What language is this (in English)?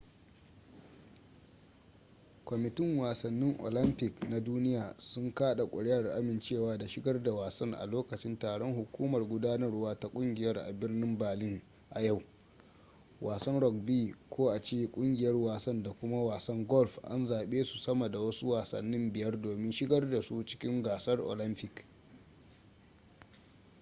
Hausa